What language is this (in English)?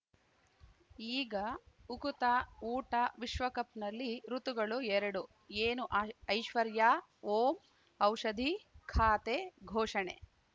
Kannada